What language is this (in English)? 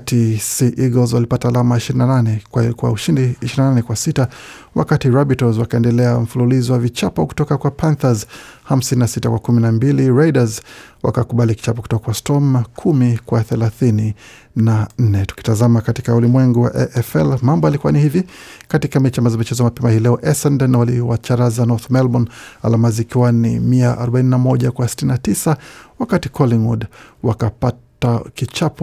Swahili